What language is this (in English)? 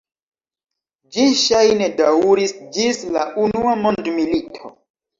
Esperanto